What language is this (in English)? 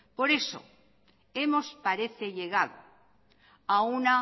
Spanish